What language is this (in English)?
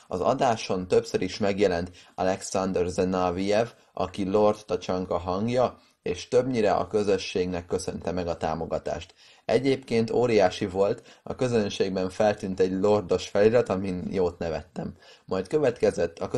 Hungarian